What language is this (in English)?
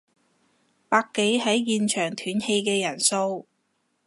Cantonese